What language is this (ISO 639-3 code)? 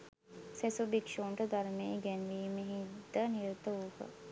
sin